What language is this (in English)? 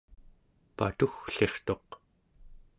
Central Yupik